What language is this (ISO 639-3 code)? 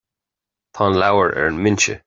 gle